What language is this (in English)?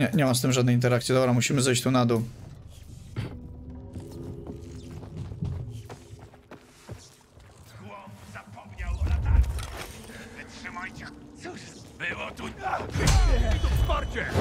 Polish